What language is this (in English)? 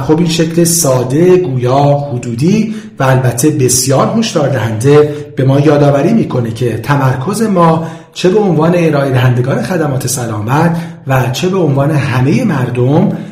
Persian